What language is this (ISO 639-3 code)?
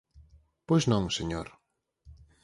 glg